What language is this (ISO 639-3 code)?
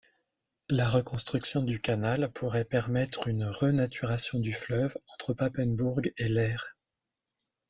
fra